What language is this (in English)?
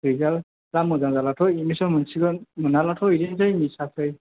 Bodo